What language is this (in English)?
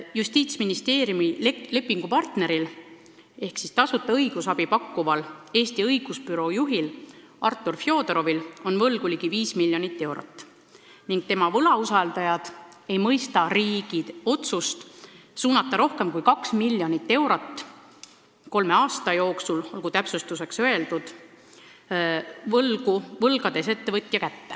Estonian